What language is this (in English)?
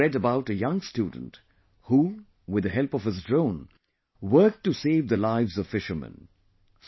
English